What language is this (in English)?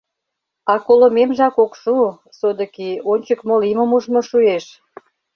Mari